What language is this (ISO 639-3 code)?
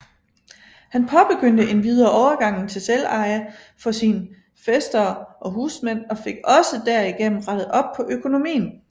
dan